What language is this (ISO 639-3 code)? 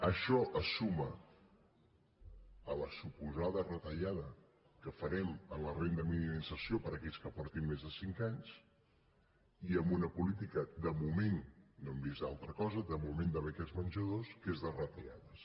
cat